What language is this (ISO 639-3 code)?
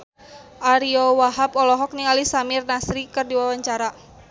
sun